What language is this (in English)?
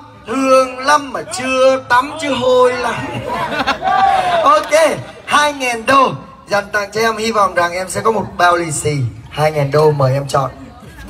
Vietnamese